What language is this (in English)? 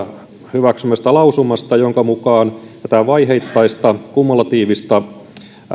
Finnish